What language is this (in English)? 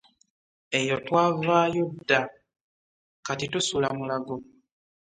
Ganda